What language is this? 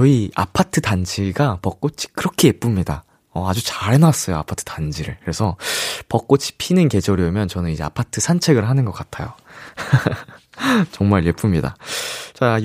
Korean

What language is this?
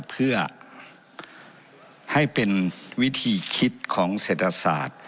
Thai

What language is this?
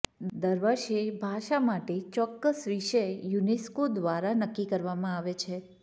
Gujarati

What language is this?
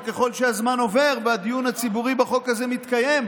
Hebrew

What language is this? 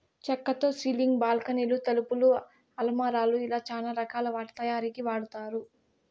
Telugu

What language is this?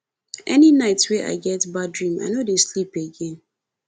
Nigerian Pidgin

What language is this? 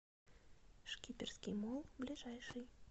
Russian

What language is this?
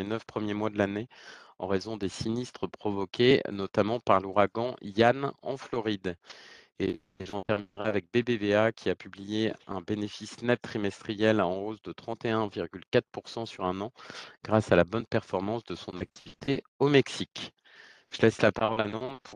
French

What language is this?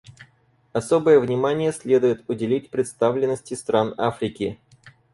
Russian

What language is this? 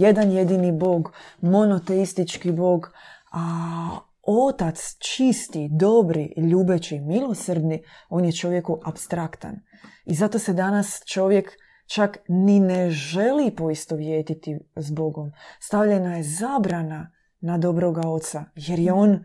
Croatian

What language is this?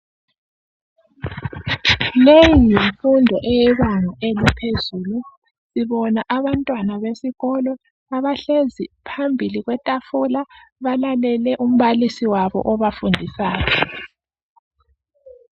North Ndebele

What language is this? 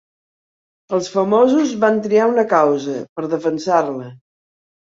Catalan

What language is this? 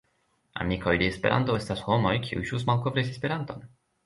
Esperanto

